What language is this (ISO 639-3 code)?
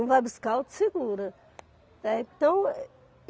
por